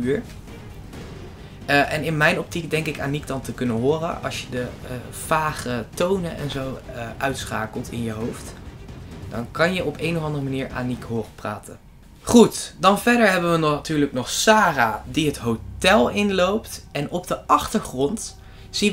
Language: Dutch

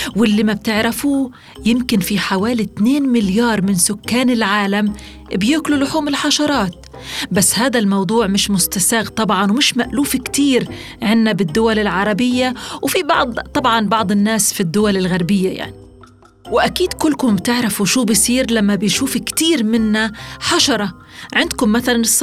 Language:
Arabic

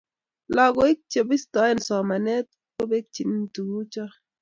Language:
Kalenjin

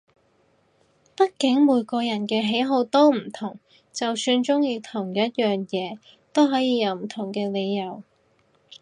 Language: Cantonese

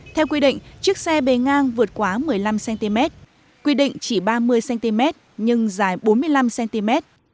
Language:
Vietnamese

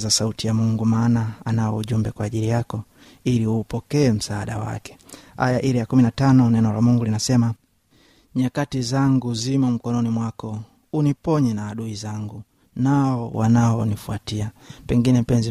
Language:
Swahili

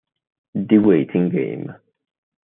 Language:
Italian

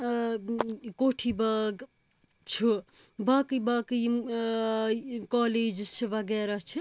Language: Kashmiri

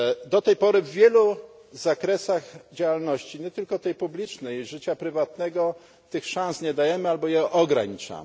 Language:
Polish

